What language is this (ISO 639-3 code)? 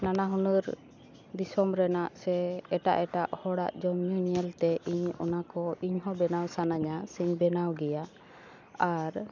sat